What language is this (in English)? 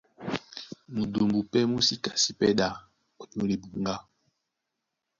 Duala